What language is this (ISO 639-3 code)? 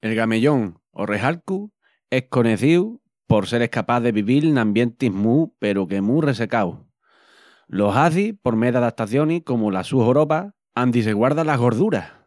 ext